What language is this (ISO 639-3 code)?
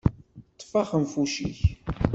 kab